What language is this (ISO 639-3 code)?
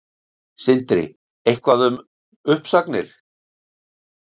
isl